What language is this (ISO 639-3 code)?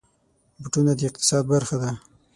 pus